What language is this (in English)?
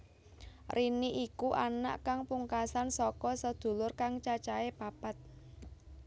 Javanese